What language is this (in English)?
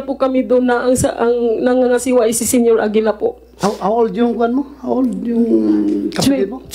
Filipino